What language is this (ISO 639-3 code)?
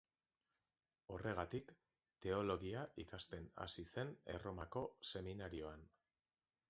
eus